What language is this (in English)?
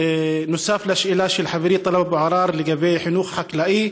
Hebrew